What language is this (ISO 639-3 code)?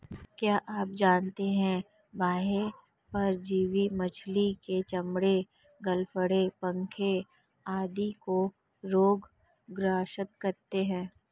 hin